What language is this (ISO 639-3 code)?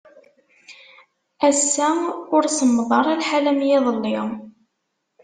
kab